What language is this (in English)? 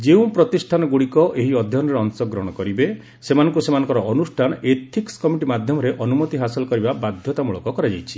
Odia